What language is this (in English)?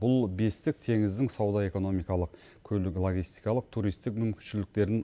Kazakh